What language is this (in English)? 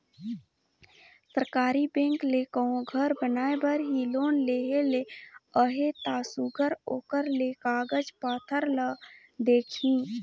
Chhattisgarhi